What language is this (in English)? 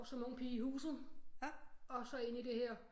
Danish